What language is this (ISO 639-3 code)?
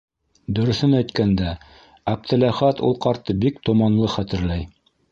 bak